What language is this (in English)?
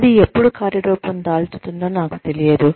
Telugu